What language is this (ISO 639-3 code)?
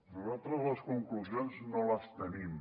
cat